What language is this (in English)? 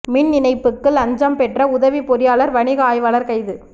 Tamil